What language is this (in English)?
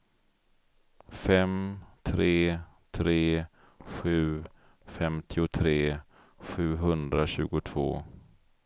Swedish